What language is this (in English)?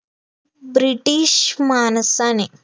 Marathi